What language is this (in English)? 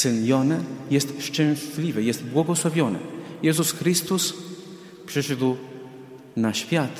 Polish